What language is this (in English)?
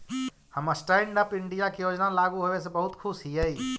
Magahi